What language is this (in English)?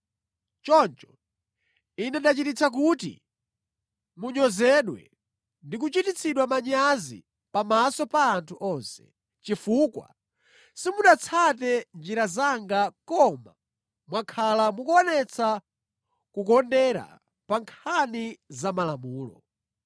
Nyanja